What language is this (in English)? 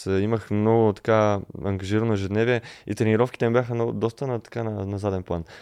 Bulgarian